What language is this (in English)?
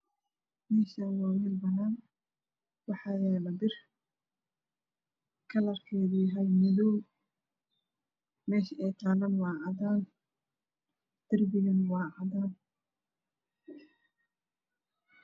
Somali